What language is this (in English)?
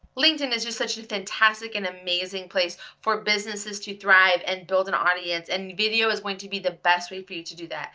English